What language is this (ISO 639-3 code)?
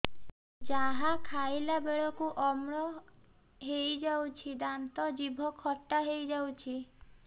ori